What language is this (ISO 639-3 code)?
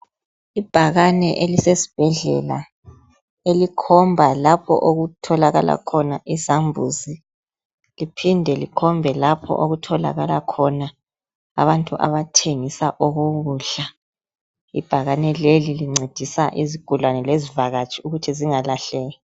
nde